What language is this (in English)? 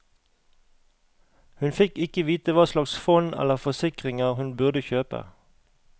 Norwegian